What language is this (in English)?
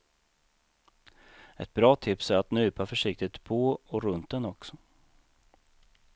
Swedish